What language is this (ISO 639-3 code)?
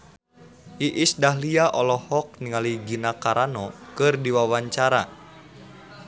sun